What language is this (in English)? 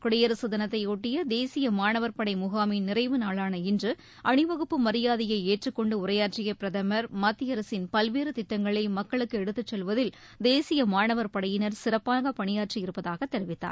Tamil